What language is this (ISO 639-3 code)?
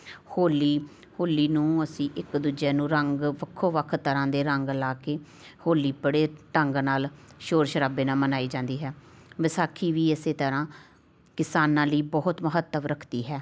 pan